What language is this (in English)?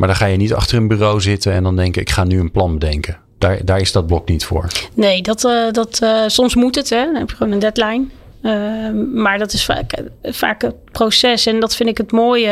Dutch